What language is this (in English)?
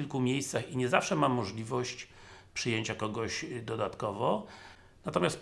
Polish